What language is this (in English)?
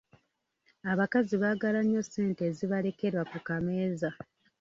Ganda